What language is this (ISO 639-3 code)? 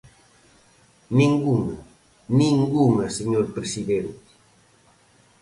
glg